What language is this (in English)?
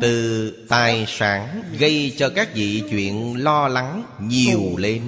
Vietnamese